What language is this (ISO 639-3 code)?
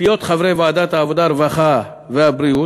heb